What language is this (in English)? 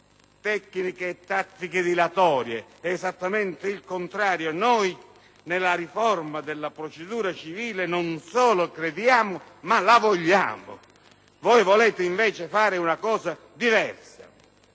Italian